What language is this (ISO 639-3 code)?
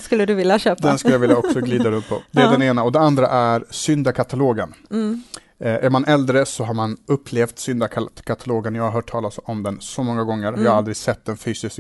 swe